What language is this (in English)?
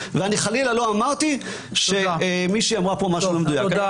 Hebrew